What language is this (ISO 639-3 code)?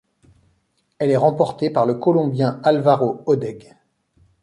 fra